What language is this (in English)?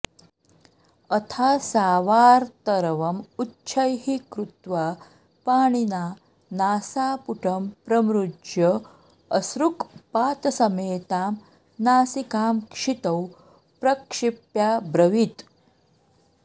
Sanskrit